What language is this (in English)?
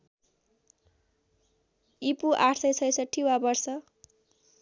Nepali